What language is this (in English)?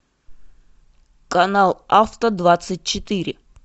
Russian